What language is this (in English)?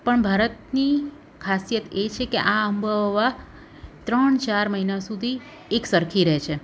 Gujarati